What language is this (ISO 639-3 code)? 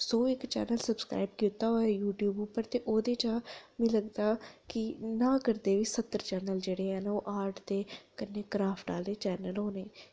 doi